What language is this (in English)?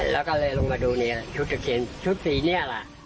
Thai